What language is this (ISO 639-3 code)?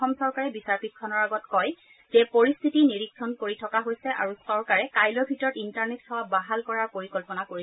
asm